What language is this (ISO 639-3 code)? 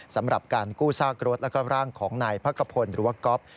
tha